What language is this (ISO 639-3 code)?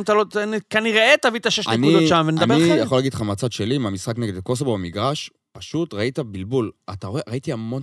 heb